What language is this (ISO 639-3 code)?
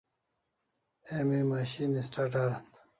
kls